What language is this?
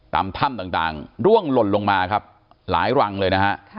Thai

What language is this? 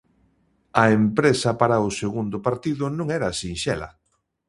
Galician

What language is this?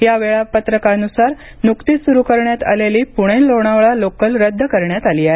Marathi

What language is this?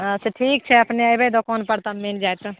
Maithili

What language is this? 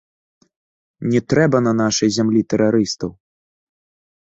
Belarusian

